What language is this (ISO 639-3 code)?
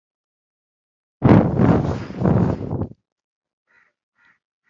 swa